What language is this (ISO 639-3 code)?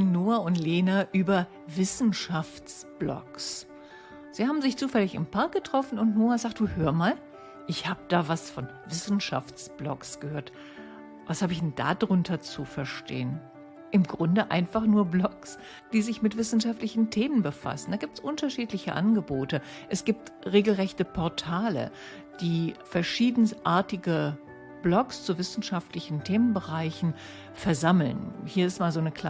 deu